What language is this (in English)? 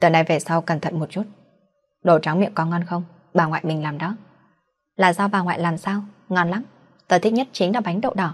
Vietnamese